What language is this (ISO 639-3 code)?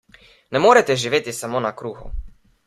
slv